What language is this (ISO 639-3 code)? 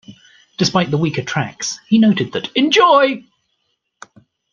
eng